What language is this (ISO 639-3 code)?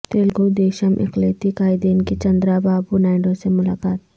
urd